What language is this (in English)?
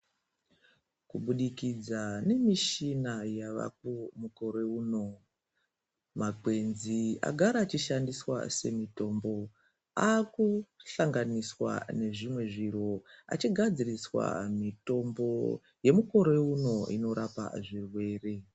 Ndau